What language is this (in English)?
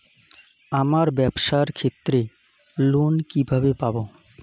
Bangla